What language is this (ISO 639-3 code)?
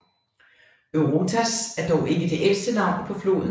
dan